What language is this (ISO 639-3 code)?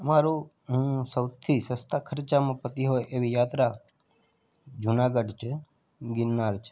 guj